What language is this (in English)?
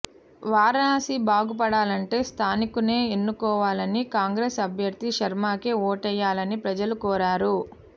Telugu